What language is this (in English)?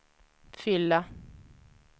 Swedish